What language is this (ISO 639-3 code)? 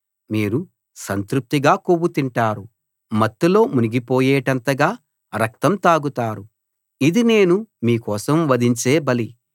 tel